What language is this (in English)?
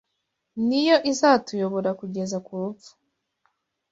Kinyarwanda